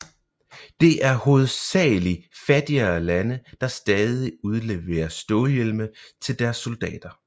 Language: Danish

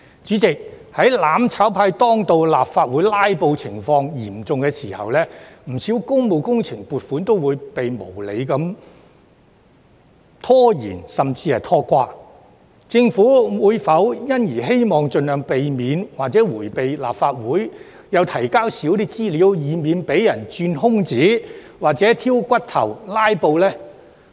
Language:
Cantonese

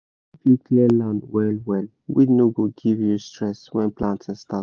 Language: Nigerian Pidgin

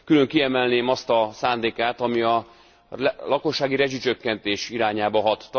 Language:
Hungarian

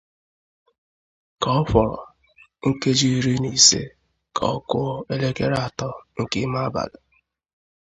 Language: Igbo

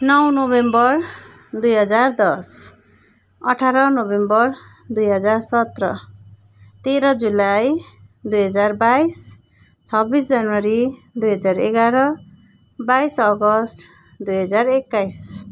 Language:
Nepali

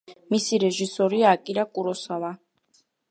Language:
Georgian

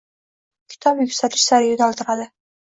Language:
Uzbek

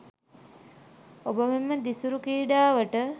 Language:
Sinhala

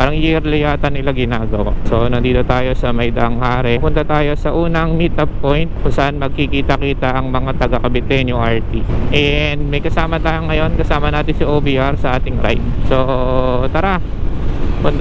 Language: Filipino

